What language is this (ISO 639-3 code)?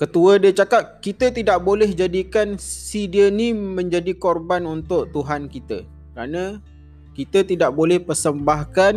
msa